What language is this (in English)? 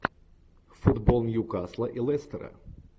Russian